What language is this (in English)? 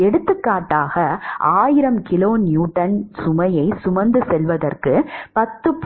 Tamil